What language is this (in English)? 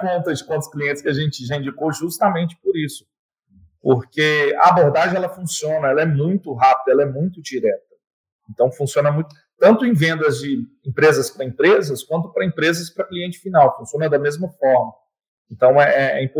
Portuguese